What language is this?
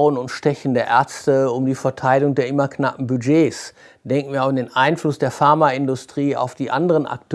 German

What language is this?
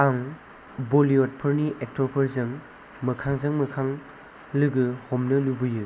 Bodo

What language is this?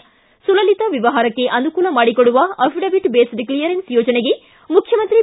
Kannada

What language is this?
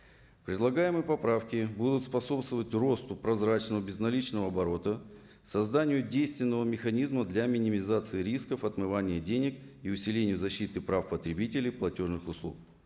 Kazakh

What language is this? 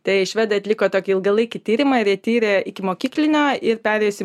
Lithuanian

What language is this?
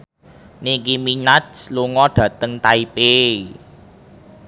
Javanese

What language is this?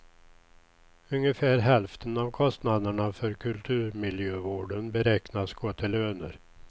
Swedish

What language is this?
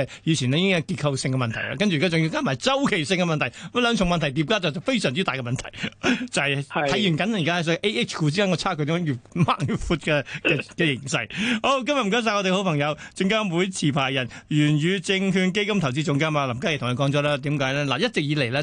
Chinese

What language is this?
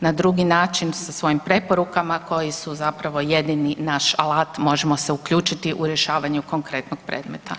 Croatian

